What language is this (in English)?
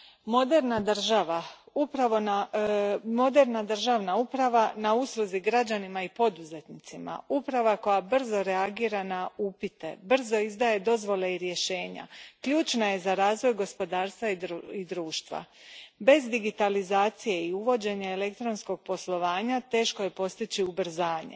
Croatian